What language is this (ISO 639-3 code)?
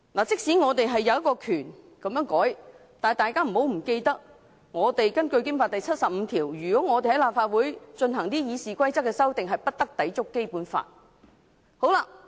yue